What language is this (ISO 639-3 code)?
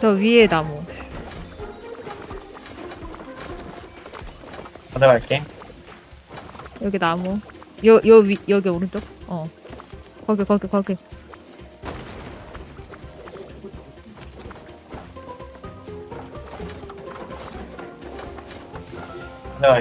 kor